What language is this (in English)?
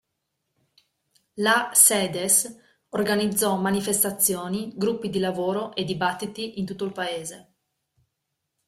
Italian